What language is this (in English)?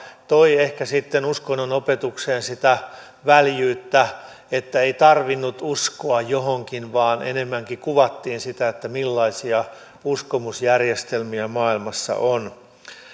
Finnish